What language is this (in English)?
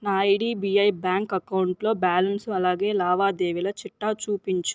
Telugu